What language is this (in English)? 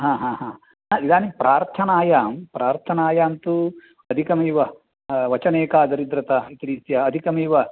Sanskrit